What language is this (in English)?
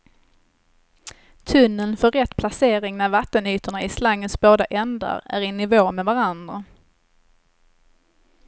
Swedish